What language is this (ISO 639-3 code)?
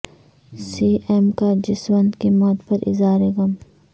urd